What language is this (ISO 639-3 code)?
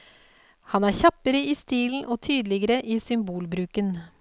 nor